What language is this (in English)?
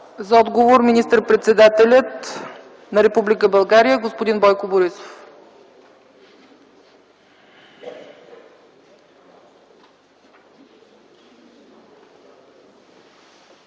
Bulgarian